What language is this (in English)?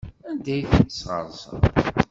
Kabyle